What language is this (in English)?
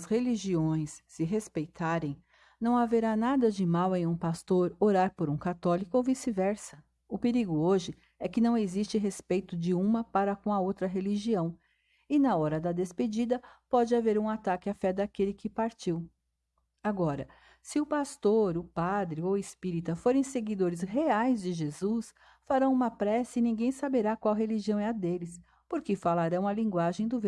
Portuguese